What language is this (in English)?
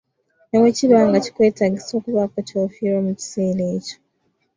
Ganda